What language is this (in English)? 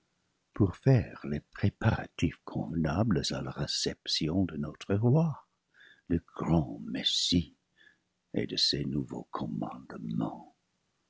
French